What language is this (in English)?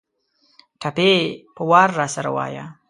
Pashto